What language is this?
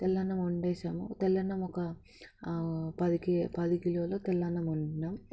Telugu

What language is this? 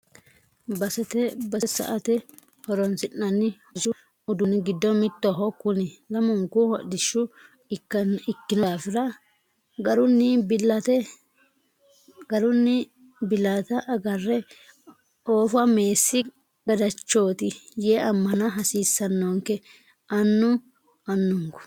Sidamo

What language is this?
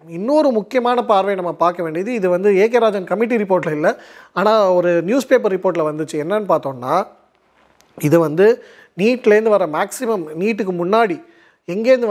Tamil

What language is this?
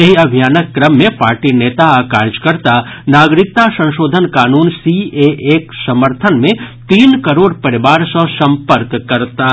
Maithili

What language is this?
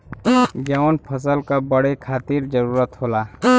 Bhojpuri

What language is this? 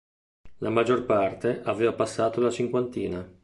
Italian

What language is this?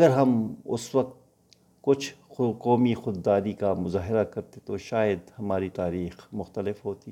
Urdu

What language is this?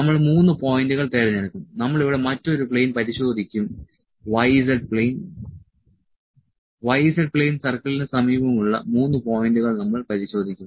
Malayalam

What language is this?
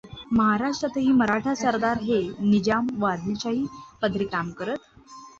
Marathi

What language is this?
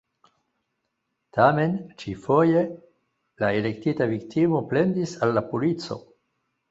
Esperanto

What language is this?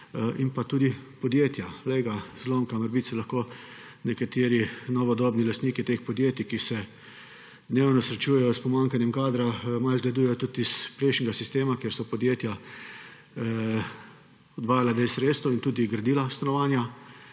Slovenian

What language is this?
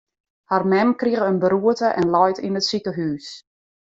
Western Frisian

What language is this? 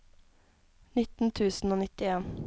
Norwegian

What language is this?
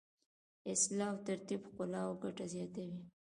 Pashto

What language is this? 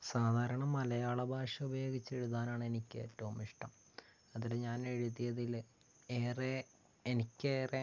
Malayalam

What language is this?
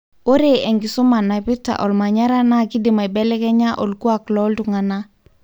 Masai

